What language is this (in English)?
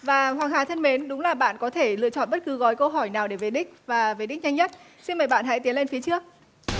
Vietnamese